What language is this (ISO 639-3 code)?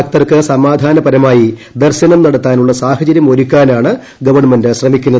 mal